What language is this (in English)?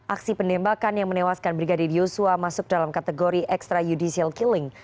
Indonesian